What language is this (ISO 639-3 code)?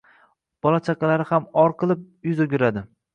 uzb